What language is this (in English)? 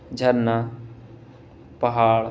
Urdu